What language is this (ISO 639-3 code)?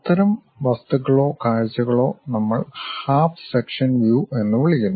mal